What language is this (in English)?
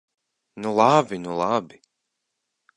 Latvian